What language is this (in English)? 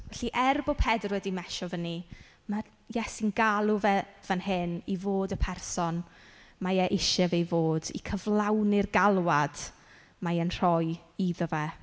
Welsh